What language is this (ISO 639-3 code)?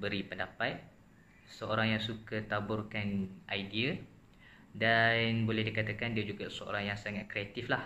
msa